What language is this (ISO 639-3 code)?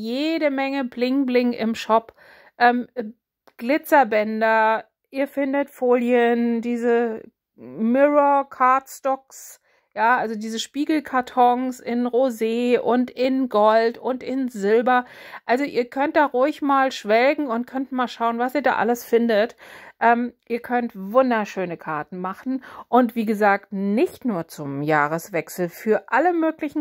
deu